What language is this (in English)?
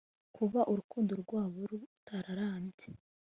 Kinyarwanda